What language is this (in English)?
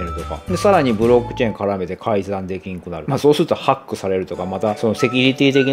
Japanese